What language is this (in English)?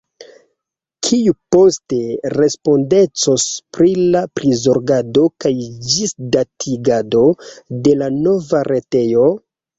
Esperanto